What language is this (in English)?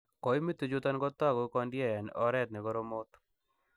Kalenjin